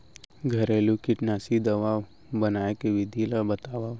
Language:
Chhattisgarhi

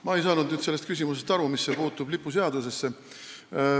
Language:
Estonian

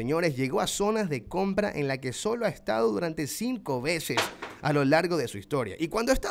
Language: Spanish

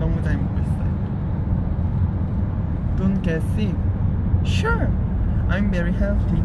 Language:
Korean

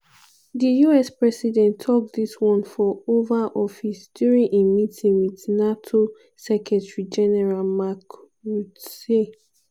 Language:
Nigerian Pidgin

